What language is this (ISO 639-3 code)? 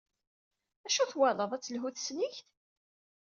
kab